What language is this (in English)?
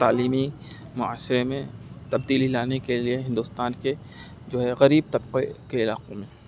Urdu